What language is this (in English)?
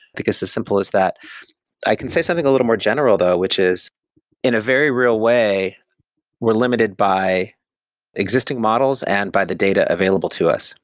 English